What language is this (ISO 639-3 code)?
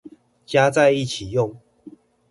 zho